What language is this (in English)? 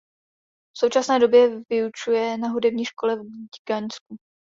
Czech